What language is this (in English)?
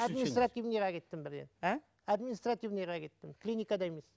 Kazakh